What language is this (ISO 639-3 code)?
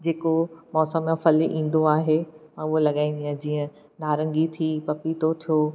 snd